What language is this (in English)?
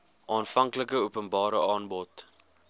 Afrikaans